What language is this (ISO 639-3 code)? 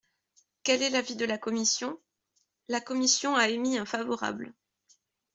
fra